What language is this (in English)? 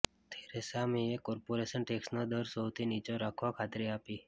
Gujarati